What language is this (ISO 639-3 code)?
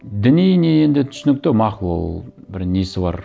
kaz